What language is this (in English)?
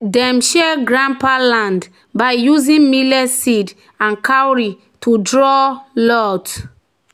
Nigerian Pidgin